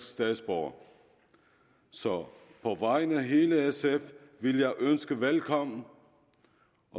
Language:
Danish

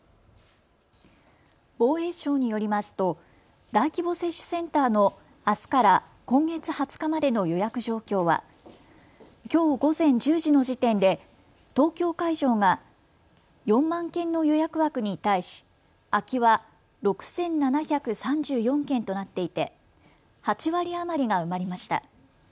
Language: Japanese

